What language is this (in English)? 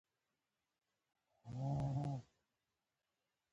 Pashto